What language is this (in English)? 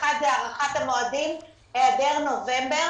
Hebrew